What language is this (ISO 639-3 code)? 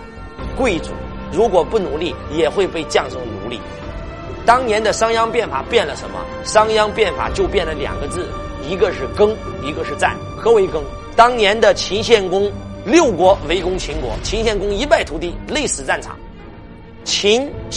zho